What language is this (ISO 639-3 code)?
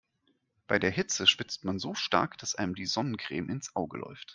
deu